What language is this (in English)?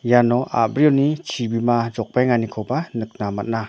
Garo